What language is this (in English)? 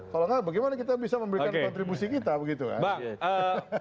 Indonesian